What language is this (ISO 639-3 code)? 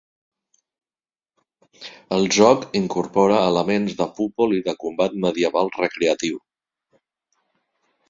cat